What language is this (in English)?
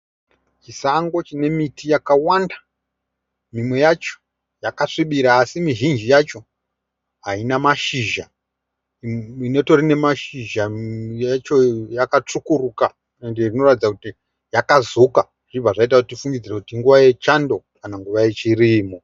Shona